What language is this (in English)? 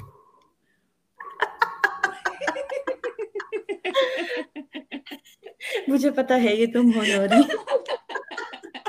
Urdu